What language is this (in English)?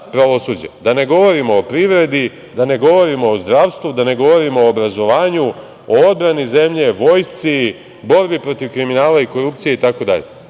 Serbian